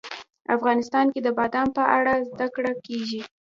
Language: Pashto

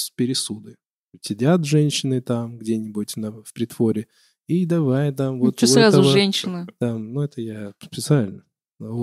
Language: Russian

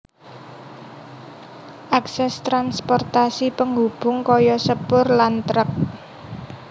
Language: Javanese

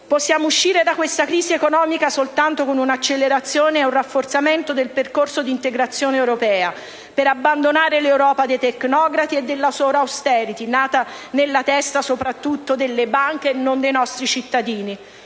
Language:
Italian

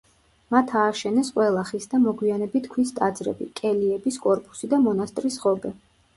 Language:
Georgian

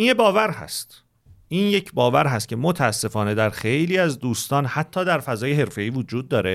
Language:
Persian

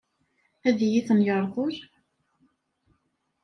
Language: Kabyle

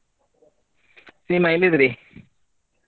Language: Kannada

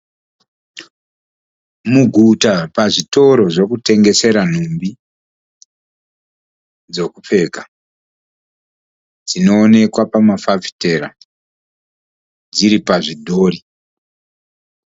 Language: Shona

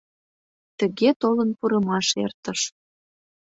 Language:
Mari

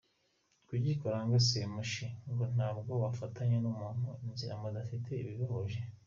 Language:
Kinyarwanda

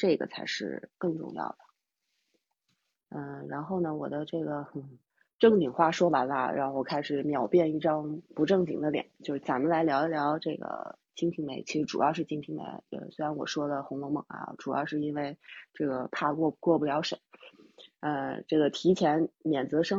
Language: Chinese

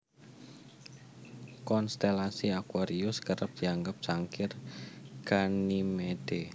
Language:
Javanese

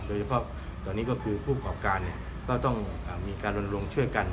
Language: Thai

